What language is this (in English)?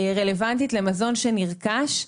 Hebrew